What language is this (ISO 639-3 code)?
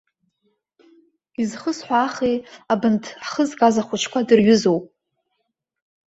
abk